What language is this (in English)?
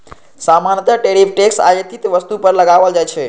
Maithili